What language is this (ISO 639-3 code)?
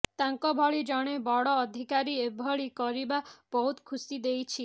ori